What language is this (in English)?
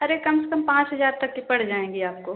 Hindi